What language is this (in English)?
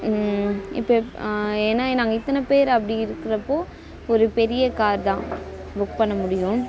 Tamil